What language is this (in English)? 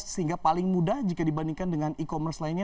Indonesian